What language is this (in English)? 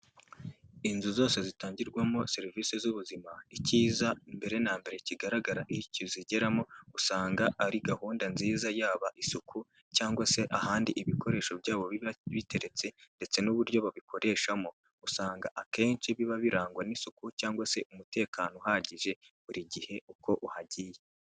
Kinyarwanda